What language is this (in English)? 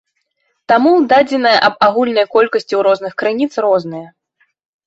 Belarusian